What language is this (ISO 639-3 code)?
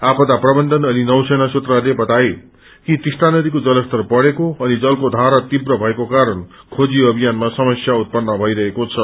nep